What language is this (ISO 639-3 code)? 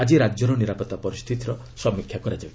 ori